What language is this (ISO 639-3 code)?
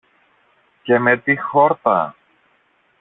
ell